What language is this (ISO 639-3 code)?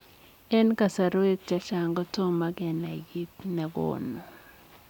kln